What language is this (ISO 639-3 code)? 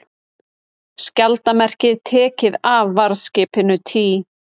isl